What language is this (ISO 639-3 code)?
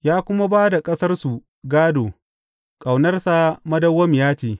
hau